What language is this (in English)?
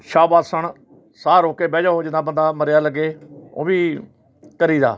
Punjabi